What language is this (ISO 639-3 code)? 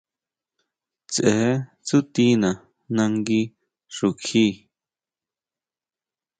mau